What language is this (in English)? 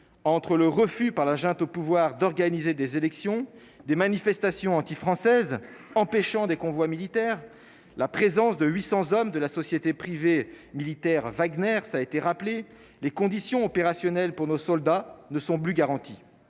French